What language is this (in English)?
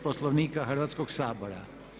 Croatian